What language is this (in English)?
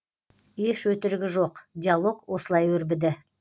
Kazakh